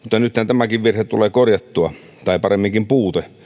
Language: Finnish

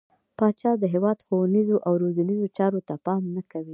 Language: Pashto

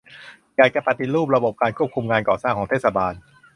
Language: Thai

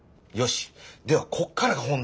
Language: Japanese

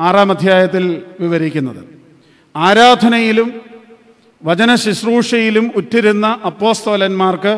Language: Malayalam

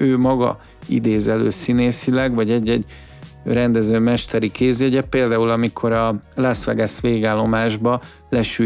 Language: Hungarian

